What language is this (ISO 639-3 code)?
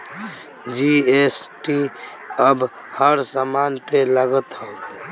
bho